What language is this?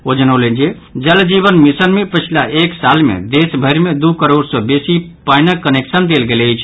Maithili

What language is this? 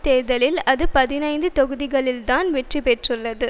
Tamil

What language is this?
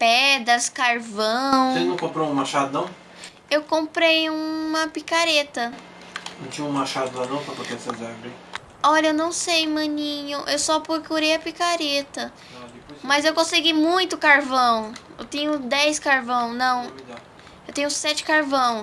Portuguese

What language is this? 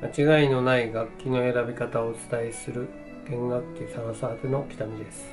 Japanese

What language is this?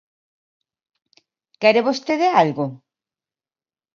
Galician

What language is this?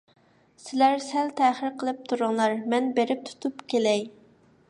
Uyghur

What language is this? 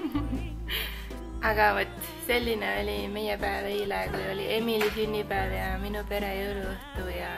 Finnish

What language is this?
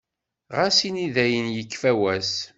Kabyle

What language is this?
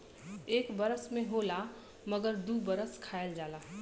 Bhojpuri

